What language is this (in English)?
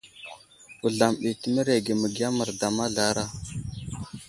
Wuzlam